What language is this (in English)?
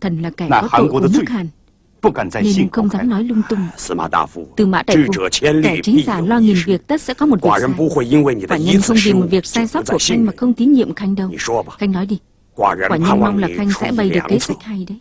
Vietnamese